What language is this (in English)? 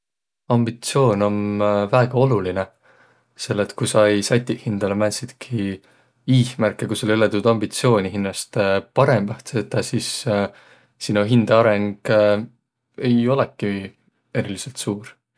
Võro